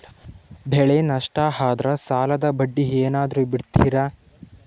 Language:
Kannada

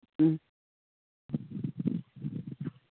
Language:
Manipuri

